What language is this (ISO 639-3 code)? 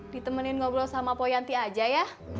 ind